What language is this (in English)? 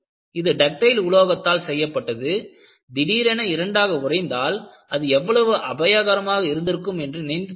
Tamil